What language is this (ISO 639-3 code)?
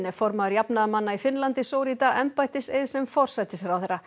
isl